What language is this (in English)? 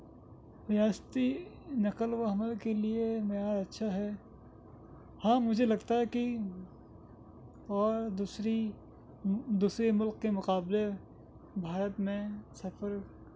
Urdu